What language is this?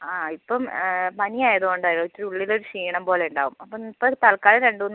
Malayalam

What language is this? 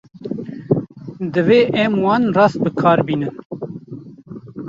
Kurdish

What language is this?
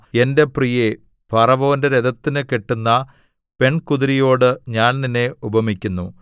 Malayalam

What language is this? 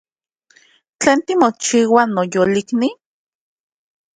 Central Puebla Nahuatl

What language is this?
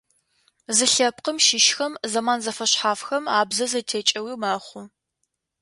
Adyghe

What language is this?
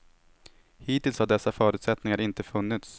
Swedish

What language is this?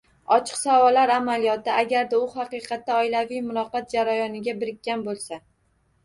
Uzbek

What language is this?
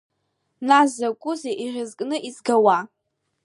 Abkhazian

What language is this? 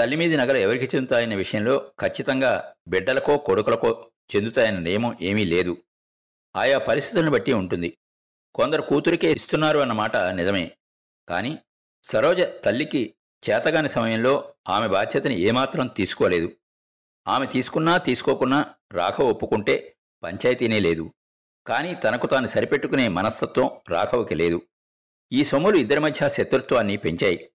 Telugu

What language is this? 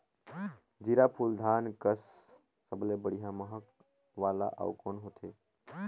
Chhattisgarhi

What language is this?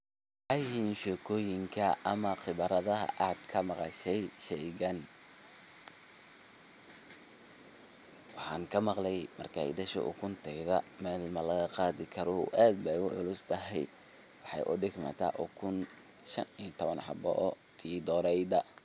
Somali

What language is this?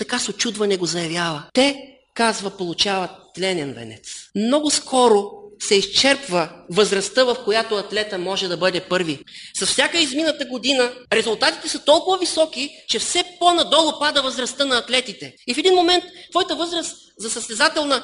Bulgarian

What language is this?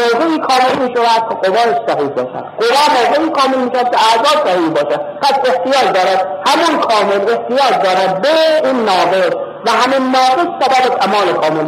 Persian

